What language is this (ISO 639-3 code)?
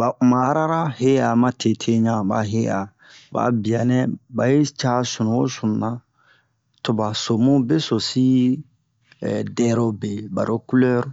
bmq